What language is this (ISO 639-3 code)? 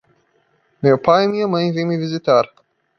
por